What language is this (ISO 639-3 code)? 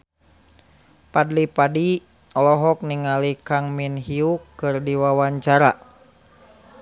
sun